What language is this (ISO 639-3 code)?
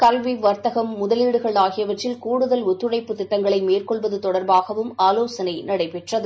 tam